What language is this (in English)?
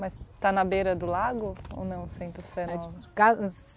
Portuguese